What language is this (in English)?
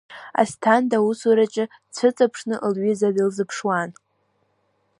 Abkhazian